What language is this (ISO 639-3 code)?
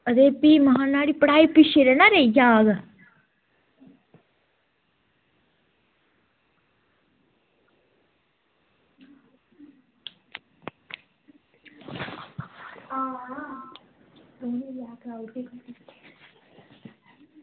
doi